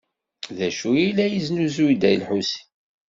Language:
Kabyle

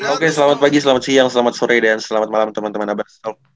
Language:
Indonesian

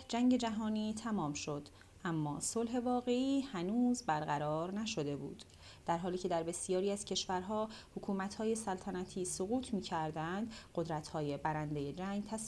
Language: Persian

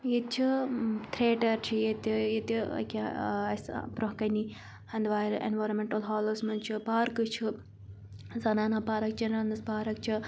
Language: Kashmiri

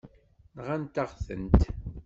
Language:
Kabyle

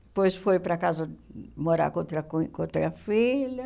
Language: Portuguese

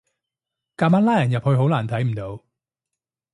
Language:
Cantonese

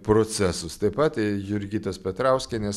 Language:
Lithuanian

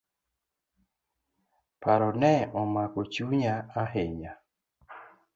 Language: Luo (Kenya and Tanzania)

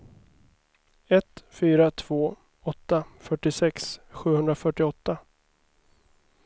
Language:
Swedish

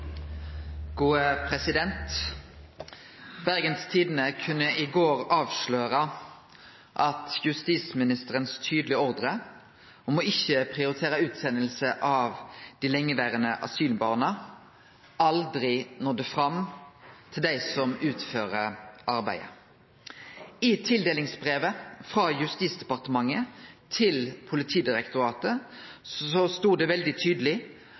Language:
Norwegian Nynorsk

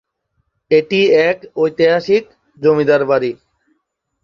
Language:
Bangla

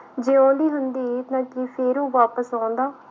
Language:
Punjabi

